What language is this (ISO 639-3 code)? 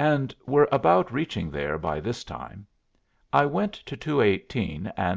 eng